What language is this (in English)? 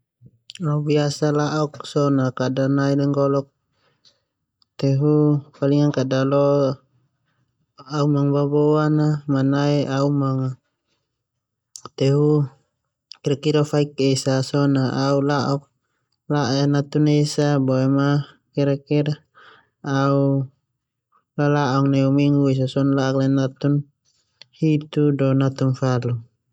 Termanu